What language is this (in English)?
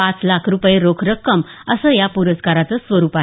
Marathi